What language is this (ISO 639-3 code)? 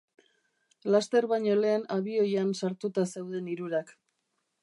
eus